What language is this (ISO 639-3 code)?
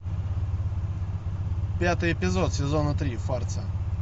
rus